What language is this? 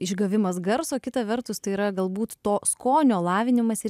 Lithuanian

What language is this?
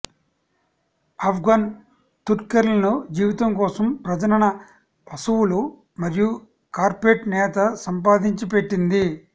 Telugu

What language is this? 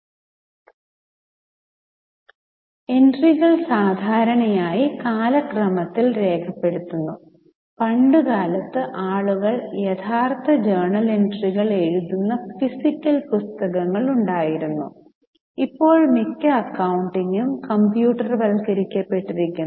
Malayalam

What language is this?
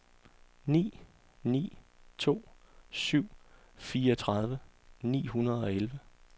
Danish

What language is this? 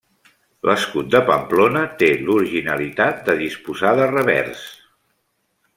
Catalan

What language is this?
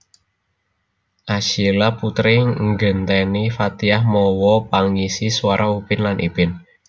Javanese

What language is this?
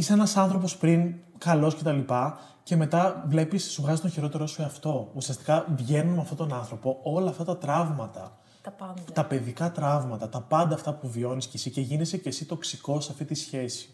Greek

